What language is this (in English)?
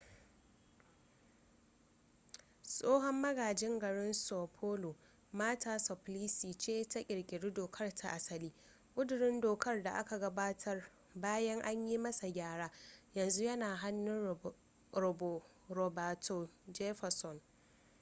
Hausa